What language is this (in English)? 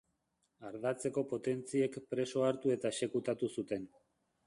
Basque